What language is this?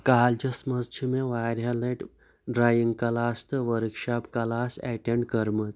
Kashmiri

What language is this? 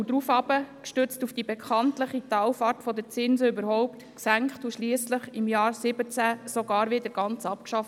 Swiss German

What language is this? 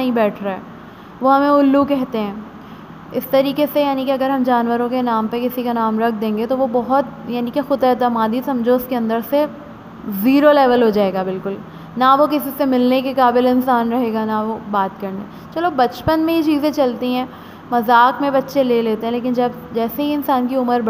Hindi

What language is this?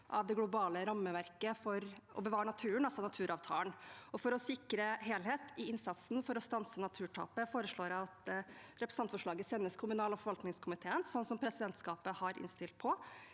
Norwegian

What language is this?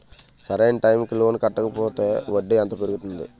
Telugu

